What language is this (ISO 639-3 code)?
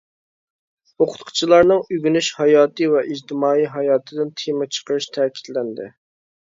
uig